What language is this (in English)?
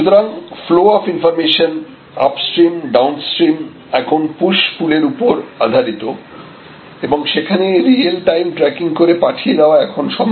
Bangla